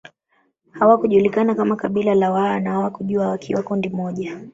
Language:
Swahili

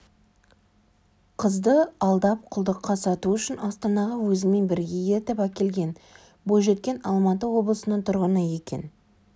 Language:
Kazakh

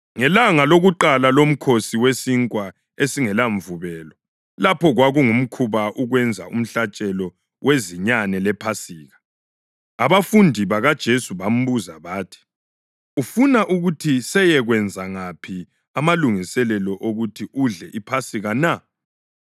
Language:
North Ndebele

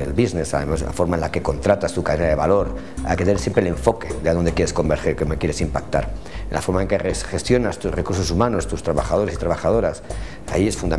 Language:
Spanish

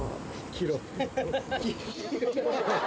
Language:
Japanese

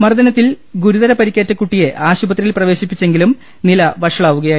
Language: Malayalam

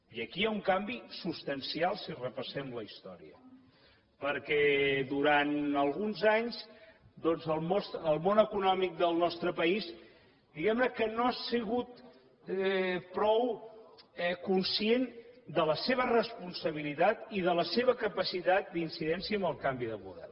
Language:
Catalan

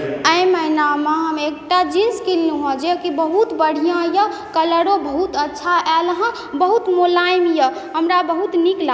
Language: Maithili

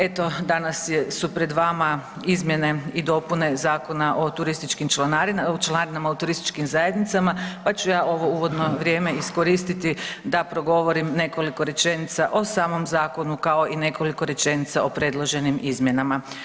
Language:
Croatian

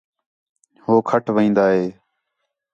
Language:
Khetrani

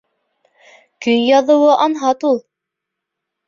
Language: Bashkir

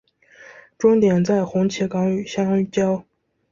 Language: Chinese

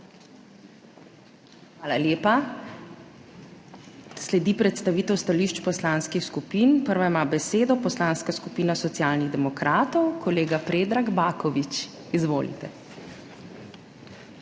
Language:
Slovenian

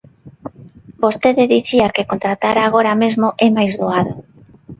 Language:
Galician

